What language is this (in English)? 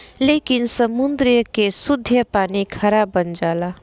Bhojpuri